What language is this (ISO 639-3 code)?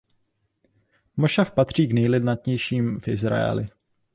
ces